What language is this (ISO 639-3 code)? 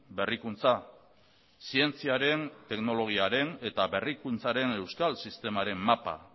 eus